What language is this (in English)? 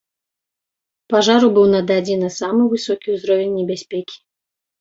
Belarusian